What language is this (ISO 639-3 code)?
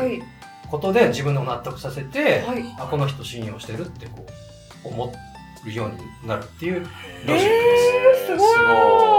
jpn